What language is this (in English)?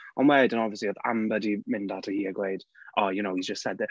Welsh